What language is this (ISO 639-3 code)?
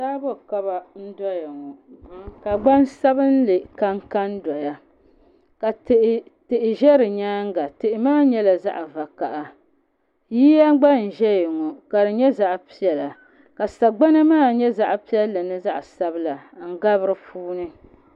dag